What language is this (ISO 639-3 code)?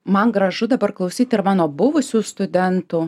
lit